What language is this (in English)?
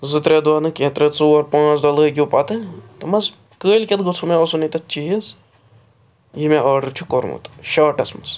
Kashmiri